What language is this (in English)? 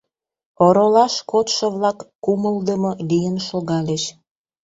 Mari